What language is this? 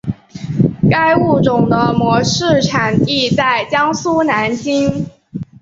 Chinese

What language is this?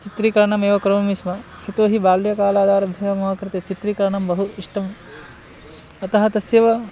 Sanskrit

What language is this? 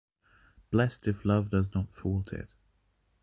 English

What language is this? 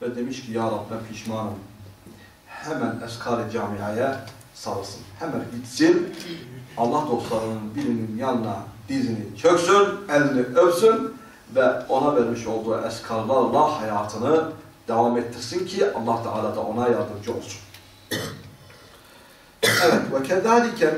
Turkish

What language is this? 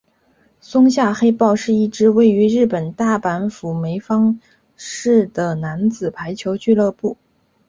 Chinese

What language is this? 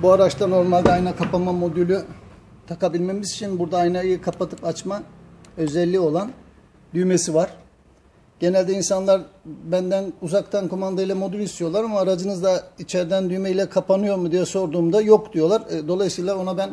Turkish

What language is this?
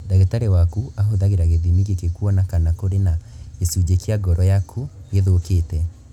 Kikuyu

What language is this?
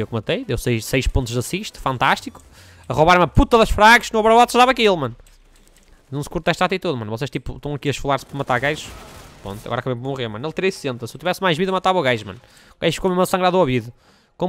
Portuguese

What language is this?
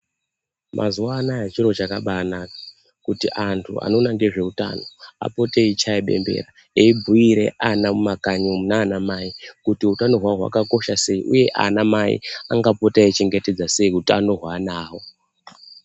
Ndau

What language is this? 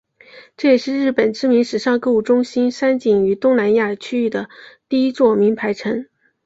Chinese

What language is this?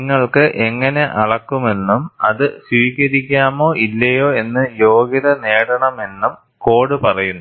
Malayalam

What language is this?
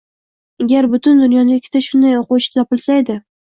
Uzbek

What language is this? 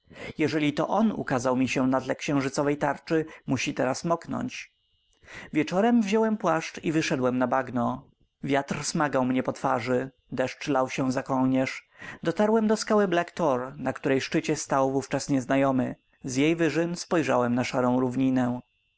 Polish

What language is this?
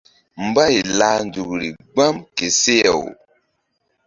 Mbum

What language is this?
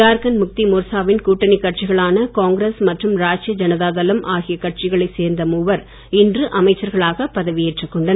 Tamil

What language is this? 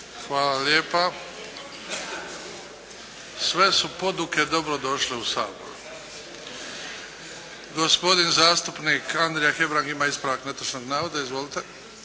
Croatian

